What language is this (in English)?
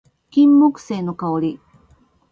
Japanese